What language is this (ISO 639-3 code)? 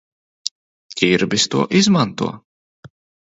lav